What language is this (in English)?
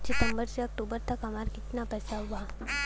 Bhojpuri